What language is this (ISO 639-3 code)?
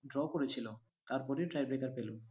ben